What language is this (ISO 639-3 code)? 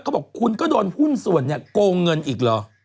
tha